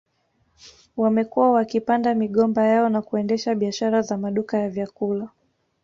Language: Swahili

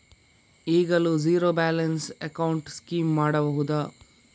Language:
Kannada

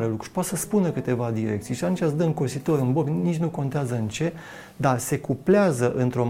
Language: Romanian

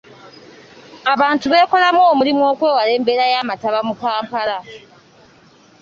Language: Ganda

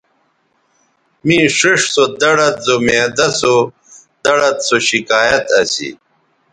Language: Bateri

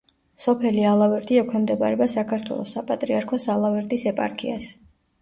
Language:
Georgian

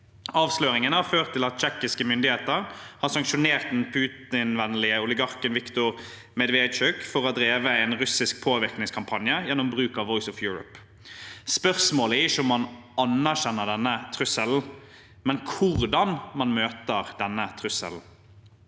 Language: Norwegian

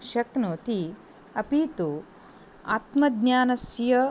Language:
Sanskrit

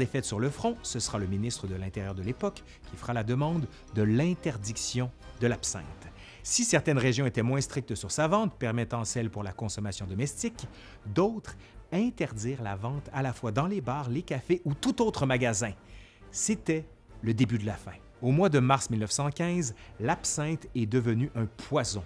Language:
French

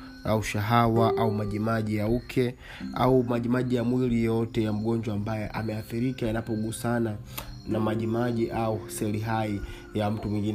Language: Swahili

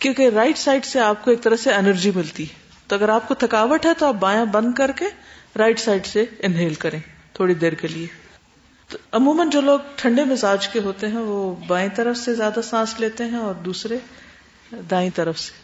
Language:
Urdu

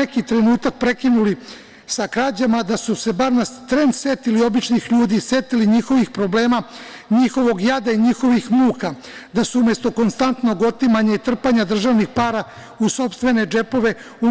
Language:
Serbian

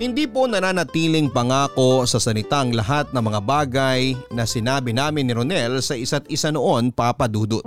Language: Filipino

